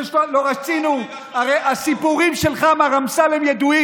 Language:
Hebrew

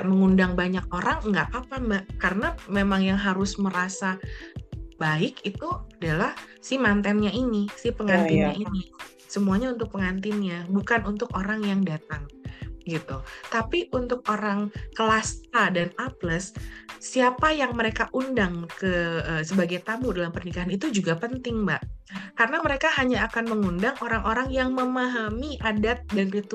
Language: Indonesian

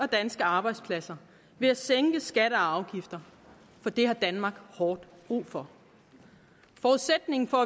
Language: Danish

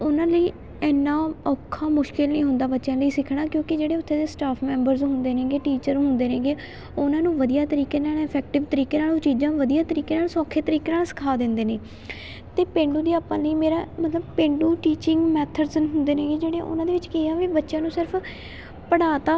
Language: Punjabi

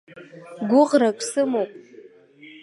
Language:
Abkhazian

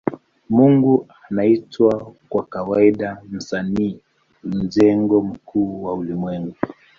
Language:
Swahili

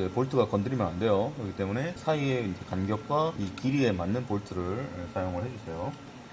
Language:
Korean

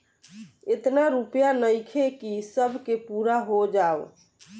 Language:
Bhojpuri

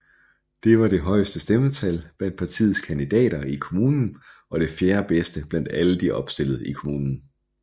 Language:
Danish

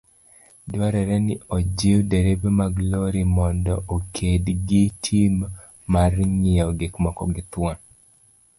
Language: Luo (Kenya and Tanzania)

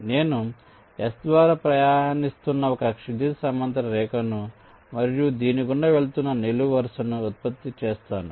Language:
Telugu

